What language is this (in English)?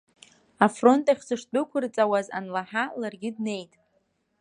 Abkhazian